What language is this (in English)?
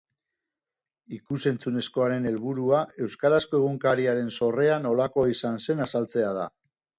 Basque